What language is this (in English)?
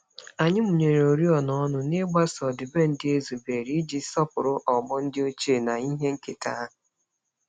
Igbo